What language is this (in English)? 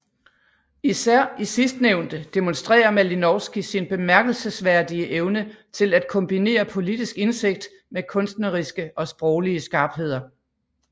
Danish